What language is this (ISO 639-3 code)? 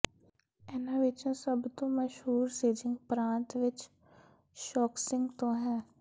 pan